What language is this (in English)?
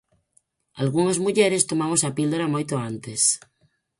Galician